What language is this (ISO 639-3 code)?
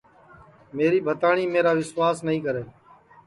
ssi